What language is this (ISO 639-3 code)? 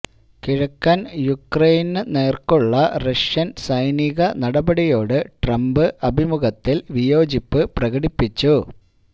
mal